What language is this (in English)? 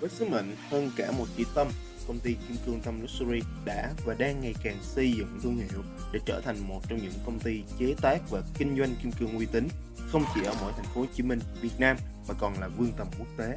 Vietnamese